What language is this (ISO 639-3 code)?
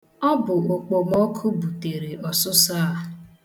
ibo